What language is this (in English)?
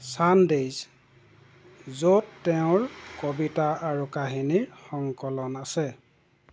Assamese